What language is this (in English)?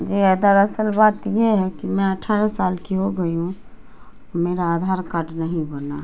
Urdu